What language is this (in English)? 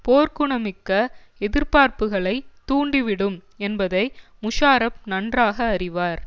Tamil